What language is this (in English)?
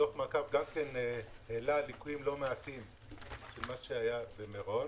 Hebrew